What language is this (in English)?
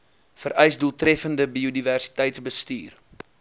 Afrikaans